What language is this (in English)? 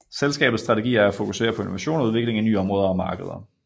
Danish